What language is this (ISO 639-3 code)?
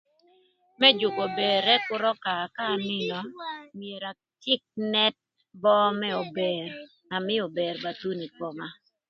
lth